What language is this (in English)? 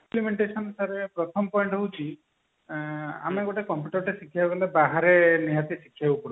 Odia